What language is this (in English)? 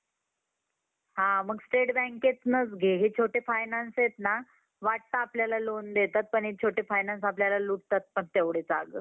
Marathi